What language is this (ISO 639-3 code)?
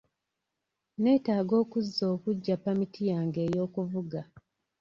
lug